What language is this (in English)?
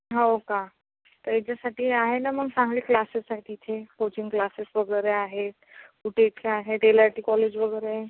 Marathi